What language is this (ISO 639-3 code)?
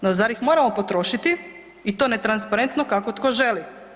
hrv